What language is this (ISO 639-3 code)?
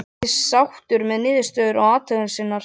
isl